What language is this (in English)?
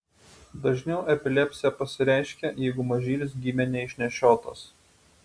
Lithuanian